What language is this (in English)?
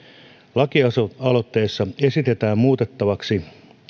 Finnish